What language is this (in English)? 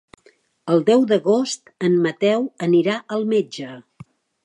Catalan